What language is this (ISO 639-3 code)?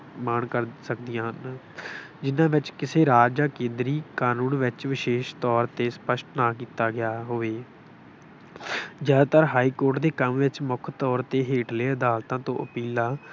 pan